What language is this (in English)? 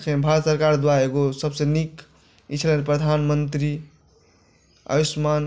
Maithili